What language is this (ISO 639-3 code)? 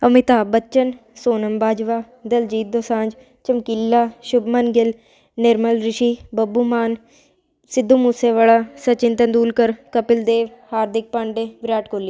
pan